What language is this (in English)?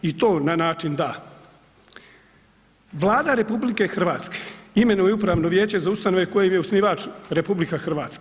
Croatian